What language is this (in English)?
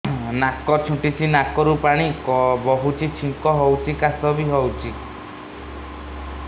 Odia